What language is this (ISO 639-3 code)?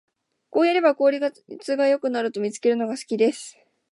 jpn